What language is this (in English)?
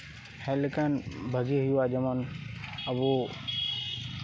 Santali